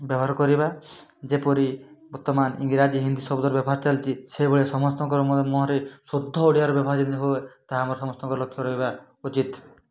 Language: Odia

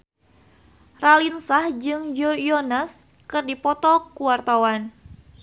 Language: Sundanese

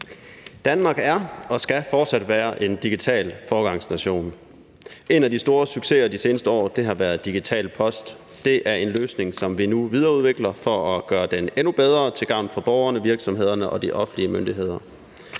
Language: Danish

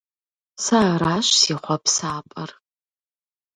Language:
Kabardian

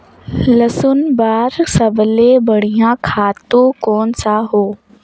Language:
Chhattisgarhi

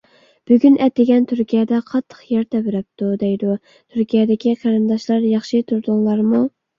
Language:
Uyghur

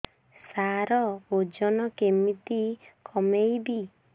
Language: Odia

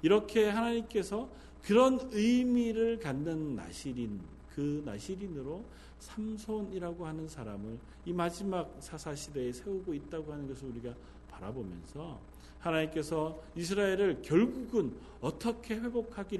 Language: Korean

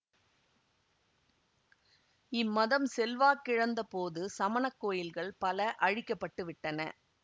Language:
Tamil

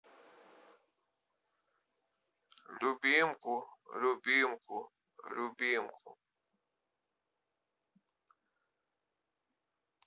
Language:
Russian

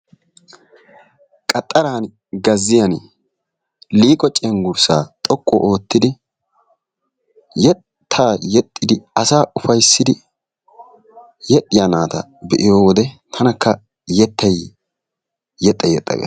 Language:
Wolaytta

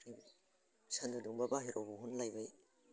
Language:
Bodo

